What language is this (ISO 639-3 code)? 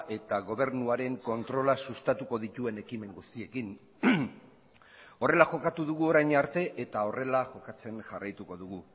eus